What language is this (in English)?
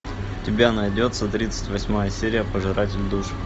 Russian